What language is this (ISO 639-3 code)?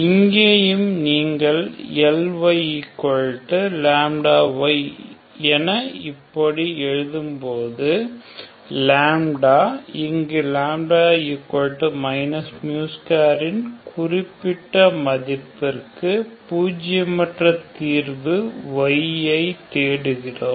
tam